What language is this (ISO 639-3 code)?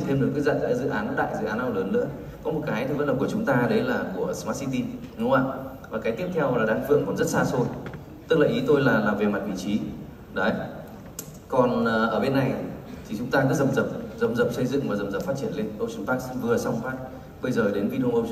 vie